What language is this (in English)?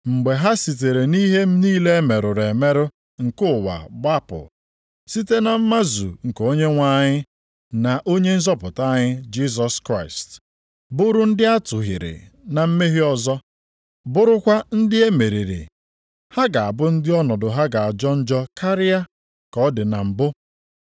Igbo